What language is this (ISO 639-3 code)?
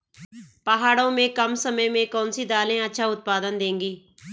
hin